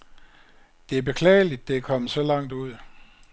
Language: Danish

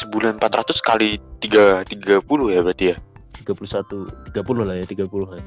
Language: Indonesian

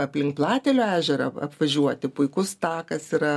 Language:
Lithuanian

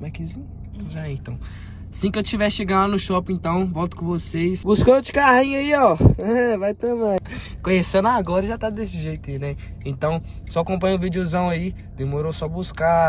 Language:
Portuguese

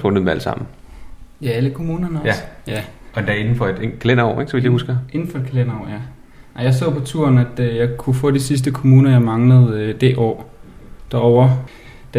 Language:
Danish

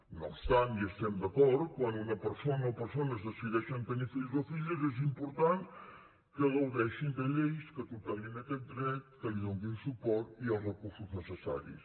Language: Catalan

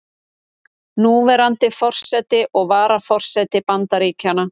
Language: Icelandic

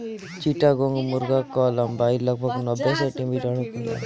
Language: Bhojpuri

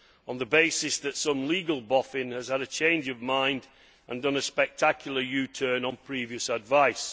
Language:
English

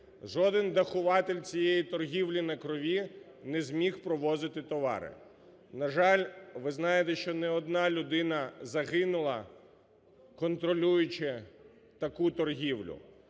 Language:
Ukrainian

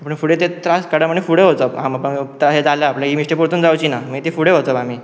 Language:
Konkani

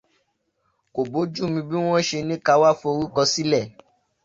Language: Yoruba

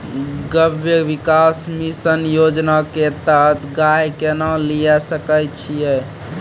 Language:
Maithili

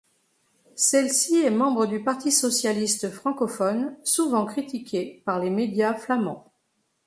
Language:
French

